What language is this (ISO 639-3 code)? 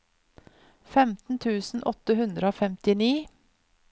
nor